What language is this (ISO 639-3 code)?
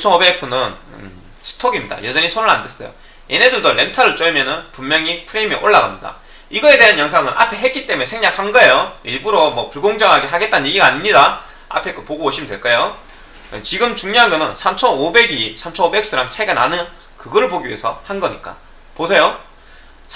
kor